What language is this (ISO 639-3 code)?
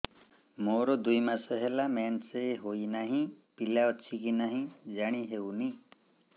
ori